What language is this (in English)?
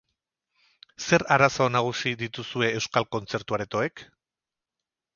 Basque